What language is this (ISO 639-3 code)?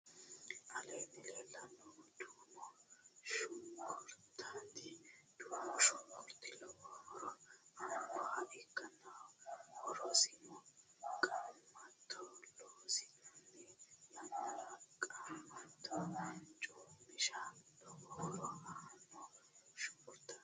sid